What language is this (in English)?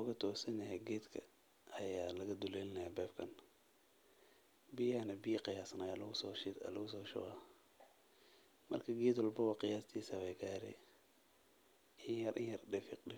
Somali